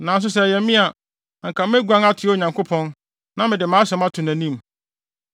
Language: Akan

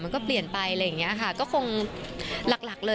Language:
Thai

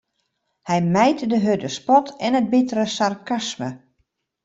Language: Western Frisian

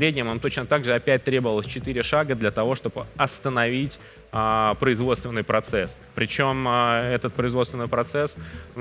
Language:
Russian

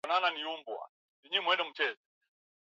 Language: Swahili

